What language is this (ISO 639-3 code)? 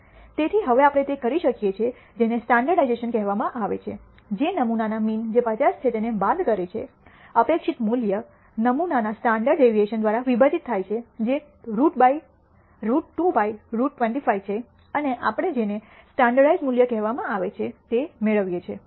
guj